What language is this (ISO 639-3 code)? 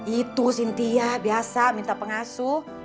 ind